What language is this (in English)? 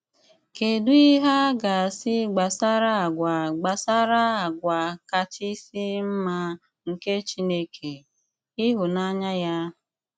Igbo